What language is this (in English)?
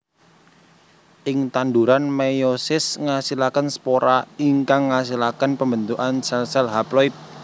Javanese